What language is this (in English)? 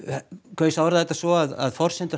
Icelandic